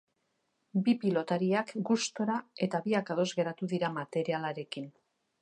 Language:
Basque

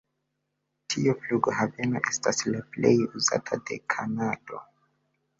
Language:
Esperanto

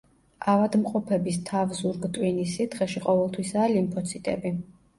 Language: Georgian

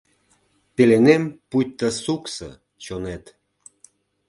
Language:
Mari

